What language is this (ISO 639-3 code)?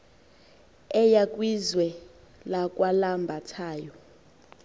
xho